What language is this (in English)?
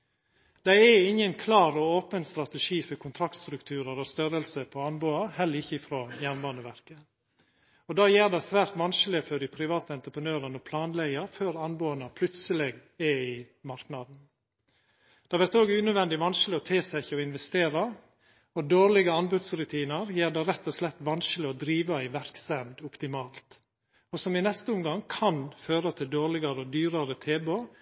Norwegian Nynorsk